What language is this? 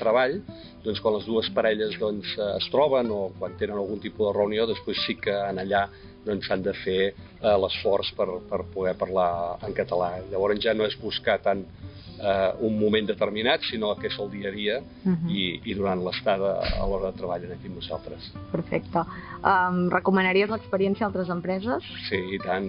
Portuguese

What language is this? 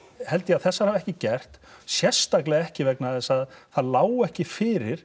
Icelandic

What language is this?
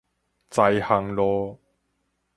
Min Nan Chinese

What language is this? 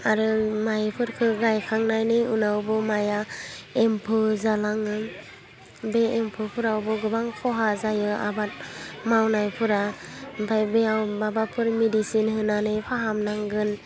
Bodo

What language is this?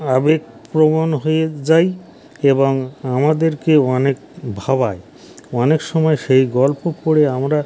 Bangla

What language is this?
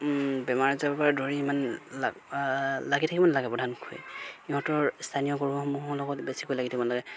Assamese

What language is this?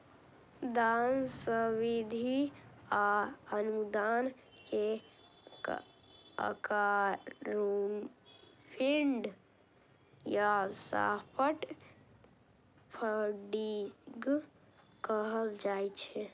Maithili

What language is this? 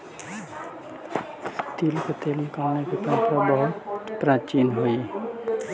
Magahi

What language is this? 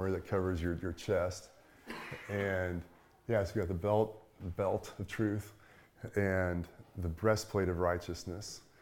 English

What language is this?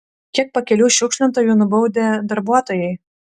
Lithuanian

